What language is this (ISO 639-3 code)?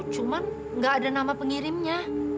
ind